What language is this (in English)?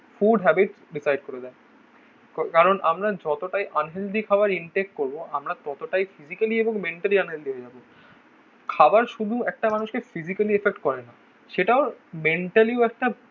Bangla